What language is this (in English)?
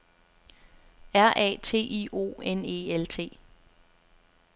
Danish